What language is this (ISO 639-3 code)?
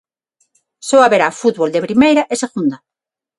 glg